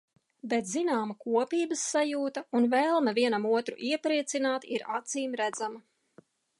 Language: Latvian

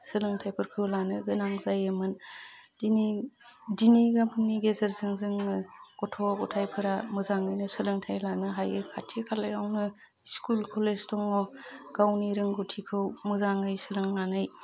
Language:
Bodo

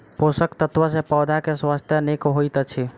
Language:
Maithili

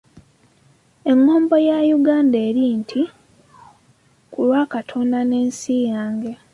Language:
Ganda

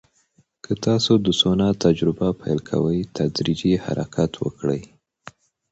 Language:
Pashto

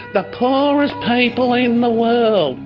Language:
English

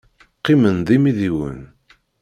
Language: Kabyle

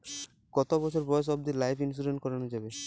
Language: Bangla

